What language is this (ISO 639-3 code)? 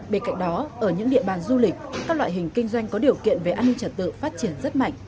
vie